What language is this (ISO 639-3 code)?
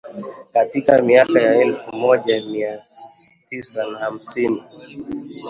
swa